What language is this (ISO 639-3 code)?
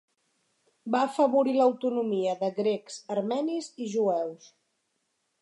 cat